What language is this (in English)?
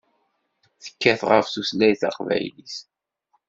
Kabyle